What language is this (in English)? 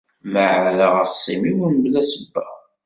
Kabyle